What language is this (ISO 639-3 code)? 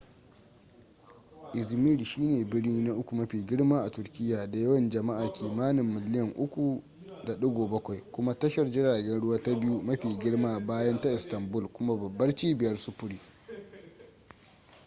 hau